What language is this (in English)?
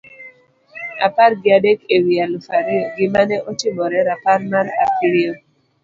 Luo (Kenya and Tanzania)